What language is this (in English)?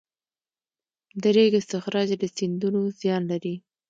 Pashto